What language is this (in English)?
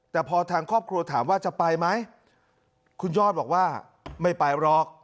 Thai